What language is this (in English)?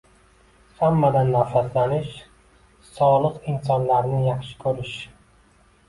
Uzbek